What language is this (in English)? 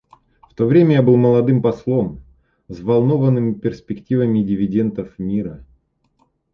Russian